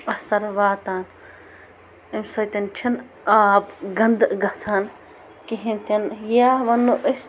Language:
Kashmiri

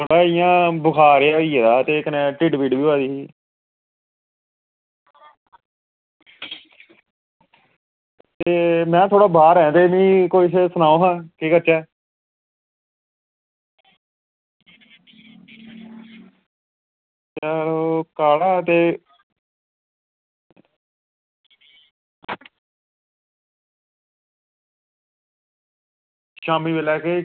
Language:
Dogri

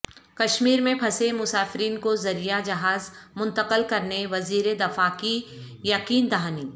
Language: Urdu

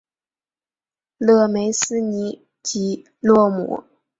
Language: Chinese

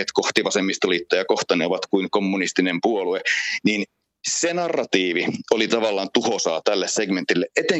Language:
Finnish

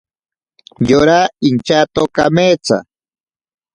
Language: Ashéninka Perené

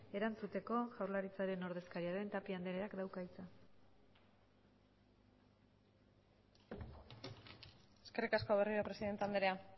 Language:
Basque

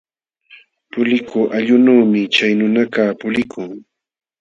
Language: Jauja Wanca Quechua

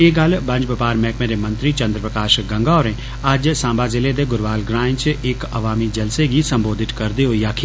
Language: Dogri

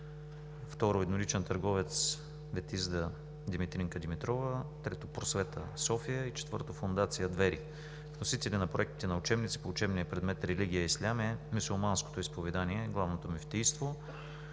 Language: Bulgarian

